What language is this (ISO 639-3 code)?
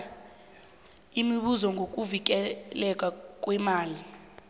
nbl